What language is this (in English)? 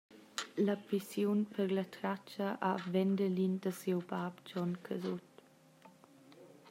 Romansh